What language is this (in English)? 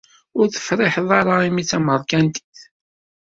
Kabyle